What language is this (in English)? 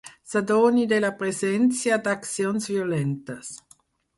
Catalan